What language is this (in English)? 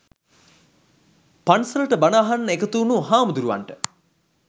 Sinhala